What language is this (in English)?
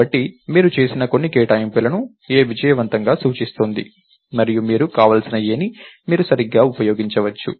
Telugu